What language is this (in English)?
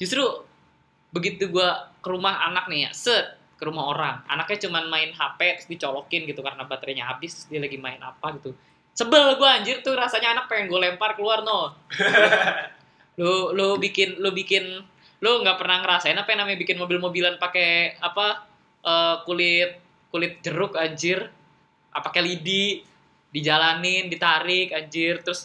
Indonesian